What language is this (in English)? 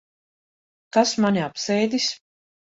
Latvian